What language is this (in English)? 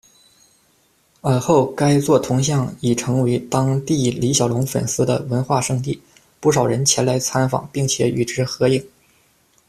Chinese